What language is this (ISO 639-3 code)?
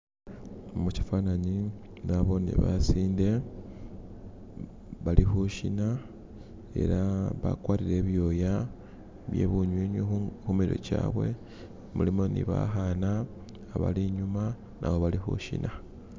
myx